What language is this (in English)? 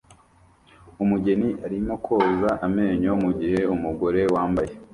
Kinyarwanda